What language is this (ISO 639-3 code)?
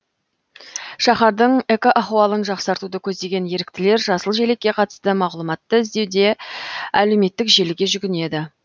kaz